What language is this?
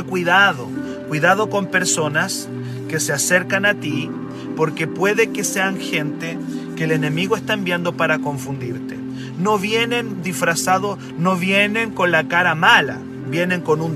Spanish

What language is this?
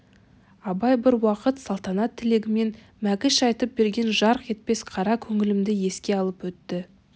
Kazakh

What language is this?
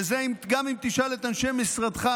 Hebrew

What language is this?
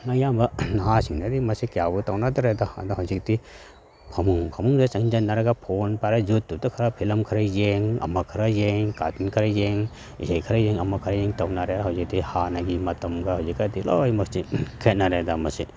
Manipuri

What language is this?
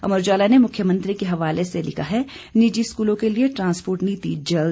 Hindi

